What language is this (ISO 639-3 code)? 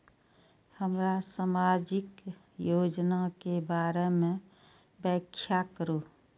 mai